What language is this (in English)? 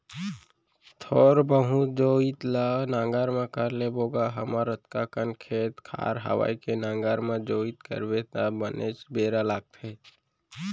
Chhattisgarhi